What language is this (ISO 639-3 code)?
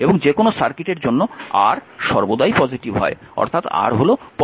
ben